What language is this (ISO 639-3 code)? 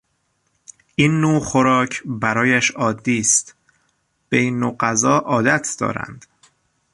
fas